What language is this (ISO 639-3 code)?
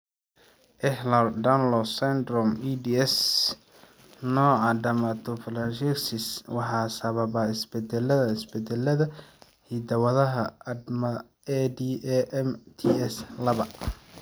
som